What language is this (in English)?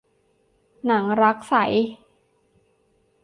Thai